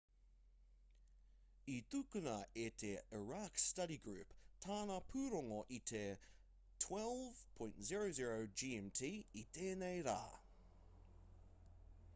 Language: Māori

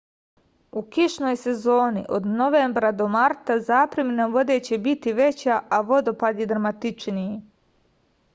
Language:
Serbian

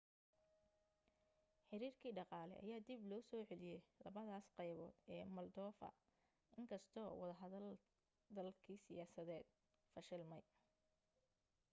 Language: Somali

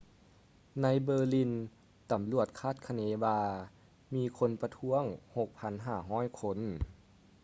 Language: Lao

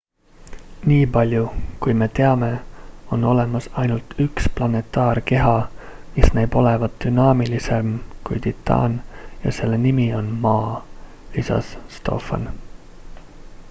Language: Estonian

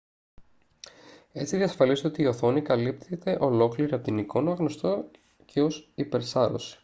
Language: Greek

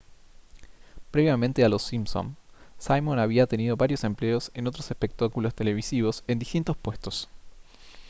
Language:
Spanish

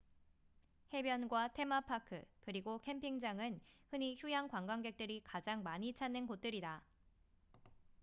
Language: Korean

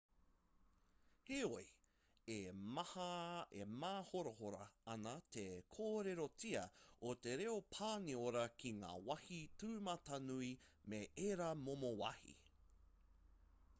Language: Māori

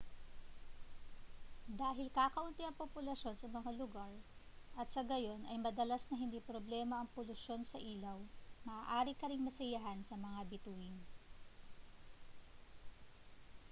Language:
Filipino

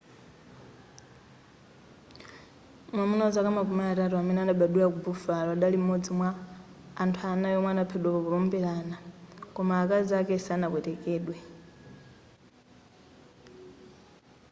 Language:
Nyanja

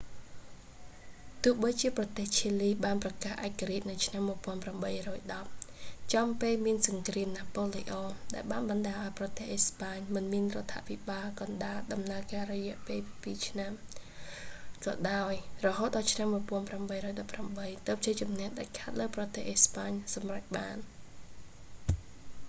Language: Khmer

